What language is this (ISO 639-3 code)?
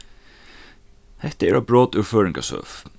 fao